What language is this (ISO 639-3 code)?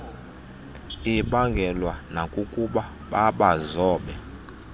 xho